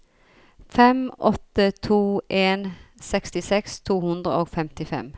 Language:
Norwegian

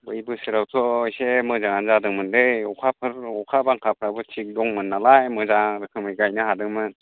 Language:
Bodo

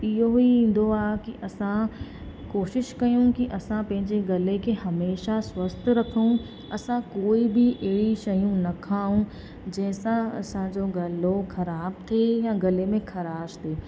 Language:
Sindhi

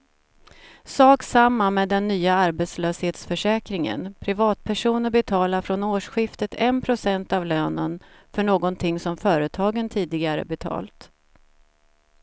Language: Swedish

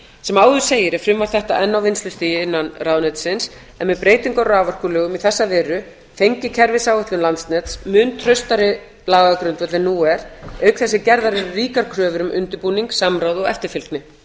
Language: Icelandic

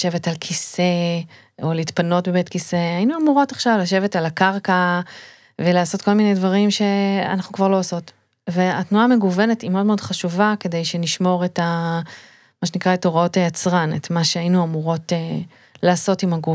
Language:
Hebrew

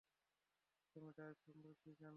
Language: Bangla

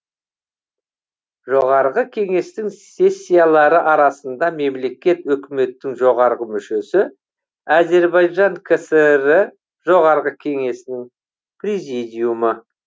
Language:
Kazakh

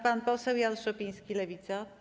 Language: Polish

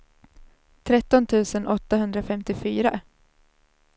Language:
Swedish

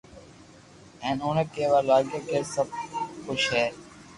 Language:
Loarki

